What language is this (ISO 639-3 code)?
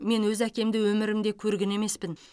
kaz